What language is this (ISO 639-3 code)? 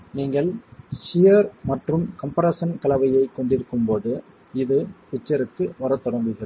tam